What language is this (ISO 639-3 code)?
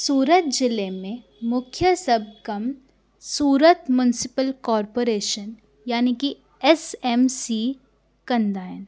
snd